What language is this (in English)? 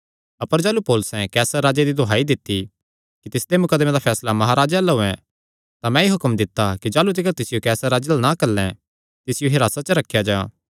Kangri